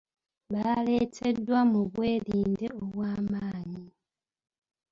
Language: Ganda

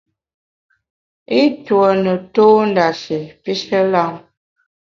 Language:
Bamun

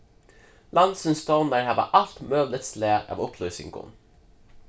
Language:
Faroese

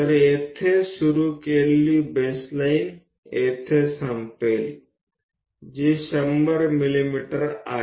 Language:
Gujarati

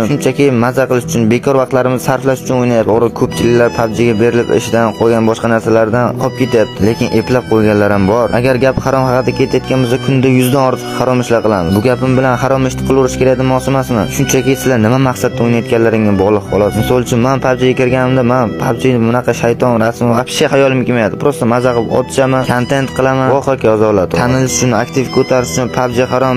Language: Turkish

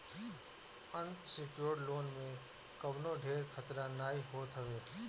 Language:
Bhojpuri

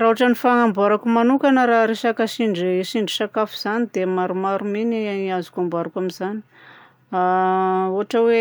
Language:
Southern Betsimisaraka Malagasy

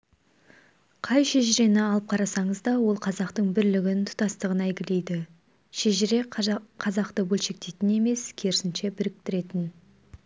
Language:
Kazakh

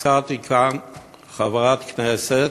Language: Hebrew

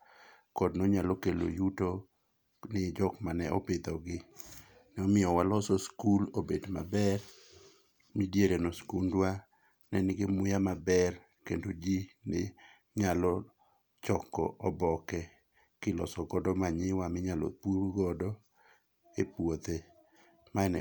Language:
Luo (Kenya and Tanzania)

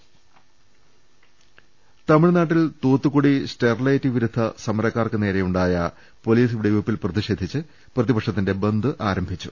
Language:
Malayalam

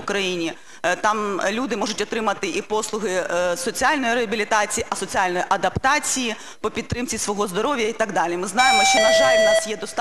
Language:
Ukrainian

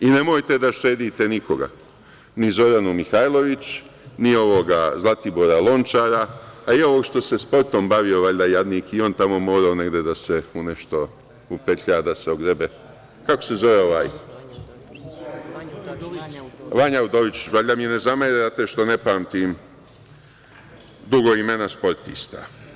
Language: Serbian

